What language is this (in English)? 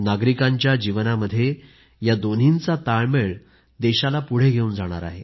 Marathi